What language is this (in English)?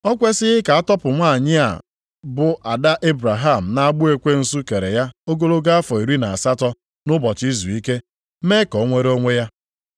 Igbo